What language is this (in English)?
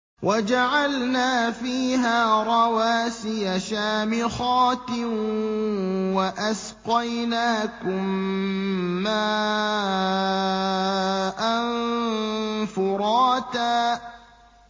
Arabic